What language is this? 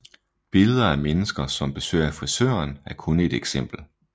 Danish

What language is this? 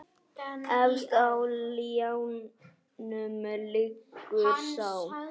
Icelandic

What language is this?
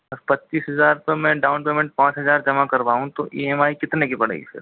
Hindi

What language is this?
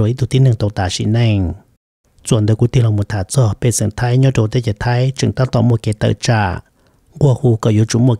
Thai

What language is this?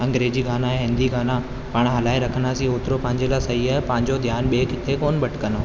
Sindhi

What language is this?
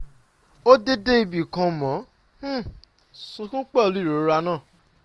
Yoruba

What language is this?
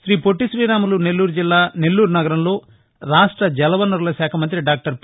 Telugu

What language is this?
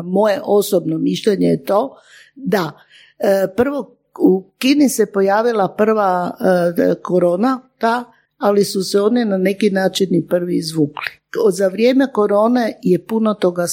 Croatian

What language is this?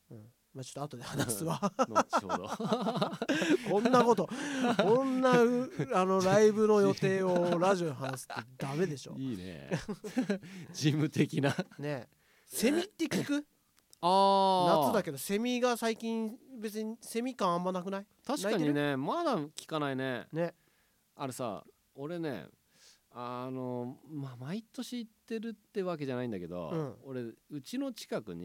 Japanese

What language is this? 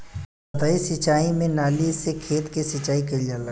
Bhojpuri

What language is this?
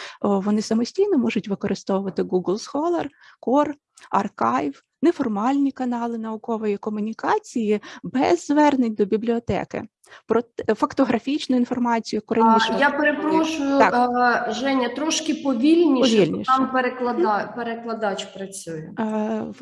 Ukrainian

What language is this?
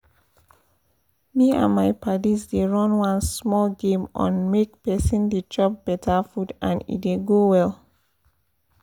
Nigerian Pidgin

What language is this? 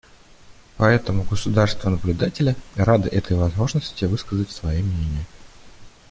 Russian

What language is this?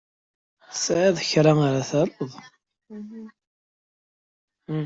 Kabyle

